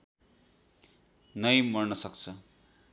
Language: Nepali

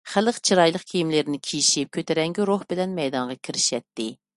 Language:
Uyghur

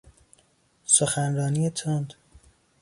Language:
Persian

